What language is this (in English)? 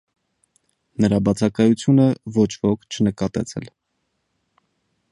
Armenian